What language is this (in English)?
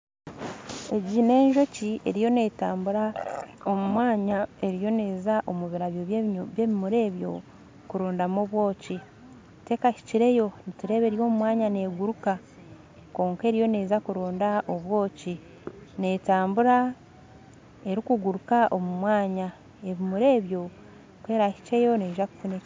Nyankole